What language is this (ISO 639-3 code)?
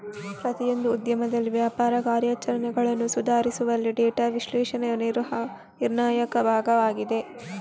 kan